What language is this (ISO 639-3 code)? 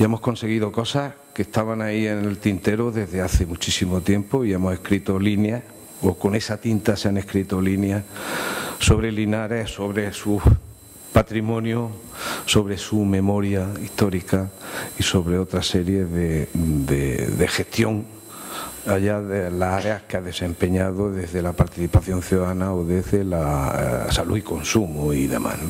spa